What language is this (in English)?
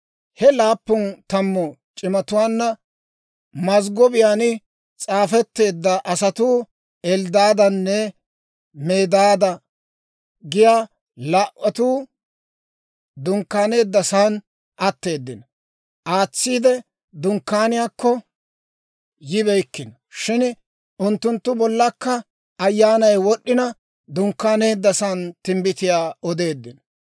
Dawro